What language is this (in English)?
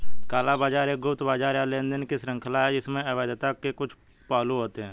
Hindi